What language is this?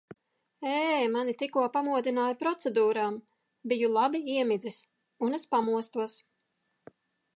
Latvian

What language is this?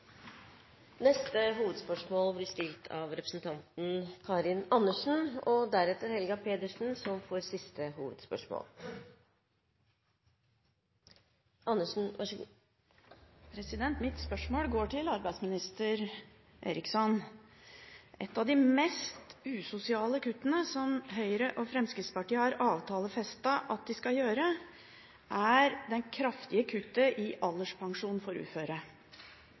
Norwegian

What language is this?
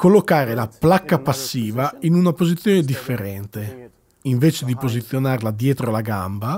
Italian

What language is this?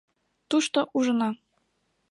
Mari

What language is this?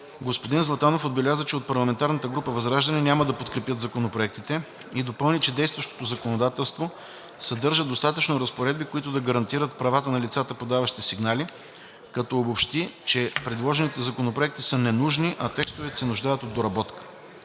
Bulgarian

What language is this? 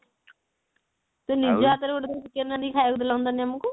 Odia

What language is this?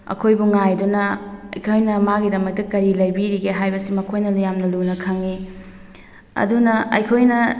Manipuri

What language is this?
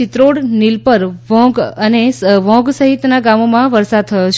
Gujarati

